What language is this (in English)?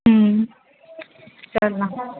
Marathi